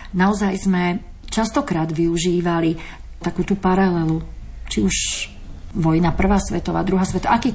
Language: Slovak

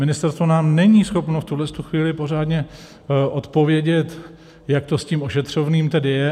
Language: Czech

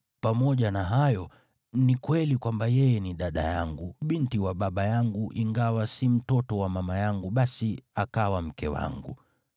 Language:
Swahili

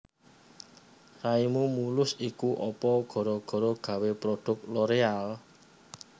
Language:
Javanese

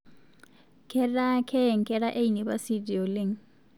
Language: Masai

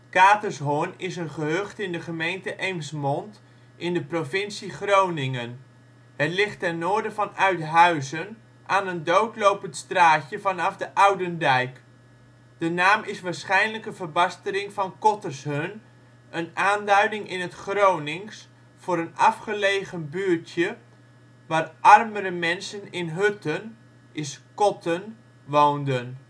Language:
Dutch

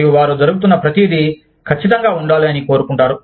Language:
Telugu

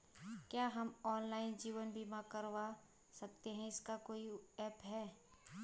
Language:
Hindi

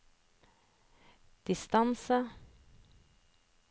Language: Norwegian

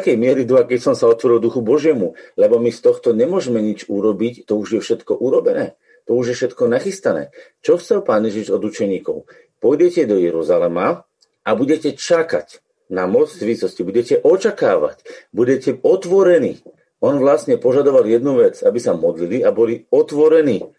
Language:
Slovak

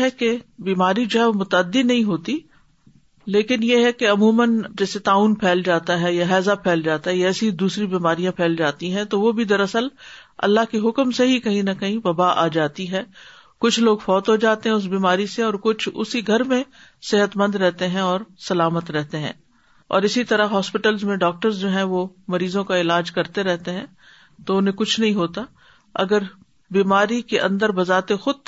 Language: Urdu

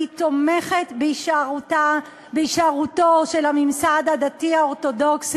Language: Hebrew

